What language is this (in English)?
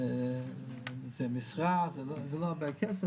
Hebrew